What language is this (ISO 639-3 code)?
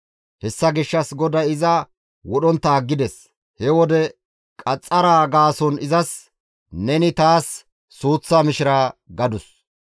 gmv